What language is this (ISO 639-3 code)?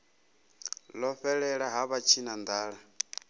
ven